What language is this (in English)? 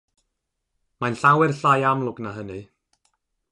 Welsh